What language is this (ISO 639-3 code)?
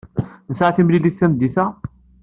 kab